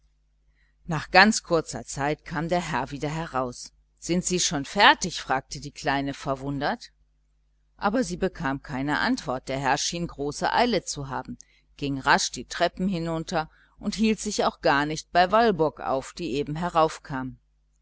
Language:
German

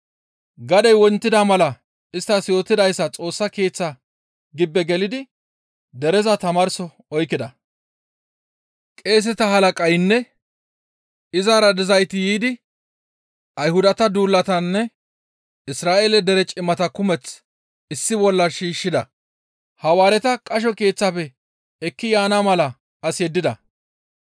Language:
Gamo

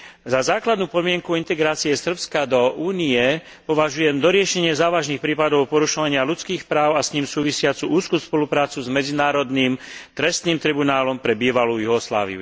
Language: Slovak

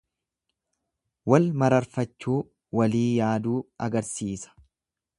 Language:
Oromo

